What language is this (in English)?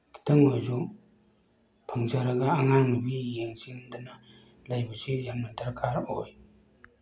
Manipuri